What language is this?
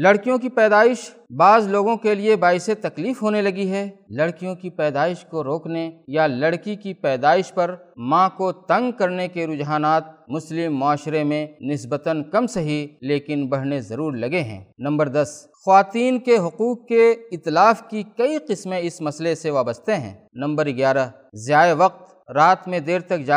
Urdu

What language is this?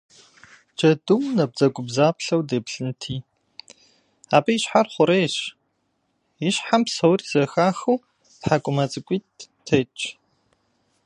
Kabardian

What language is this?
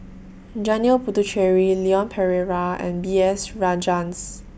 English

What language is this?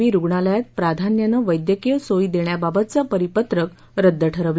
Marathi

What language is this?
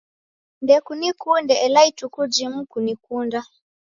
Taita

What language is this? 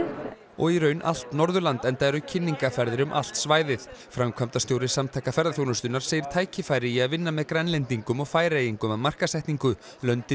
Icelandic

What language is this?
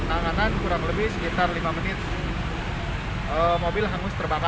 Indonesian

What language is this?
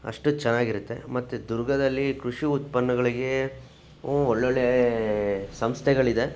Kannada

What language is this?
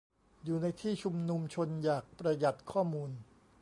Thai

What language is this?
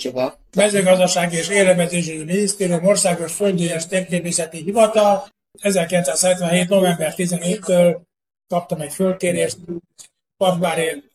Hungarian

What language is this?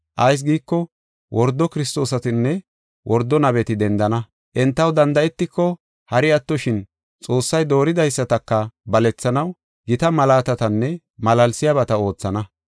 Gofa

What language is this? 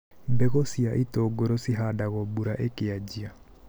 Kikuyu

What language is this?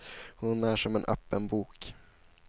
Swedish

